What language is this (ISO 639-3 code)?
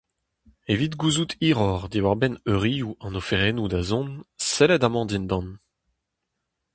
bre